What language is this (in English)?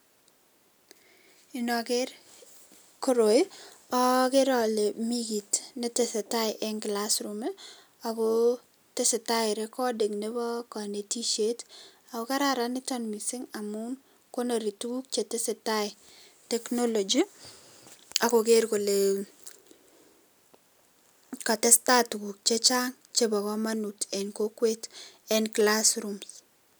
Kalenjin